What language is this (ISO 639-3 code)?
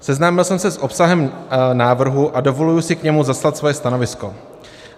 ces